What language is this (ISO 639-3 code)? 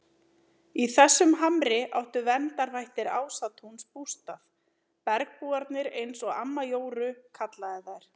isl